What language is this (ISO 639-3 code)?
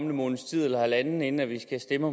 dan